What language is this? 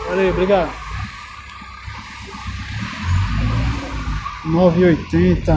Portuguese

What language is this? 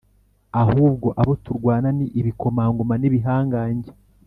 Kinyarwanda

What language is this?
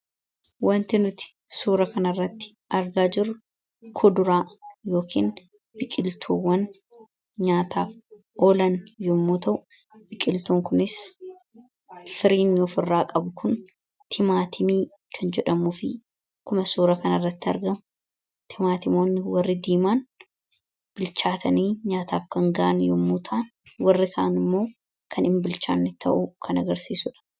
Oromo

